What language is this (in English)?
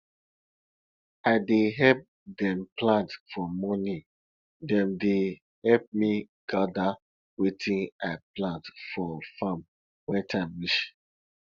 Nigerian Pidgin